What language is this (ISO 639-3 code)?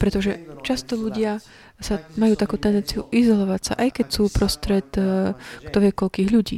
slk